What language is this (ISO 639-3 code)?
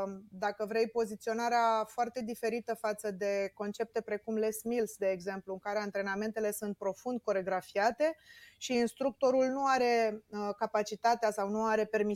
ron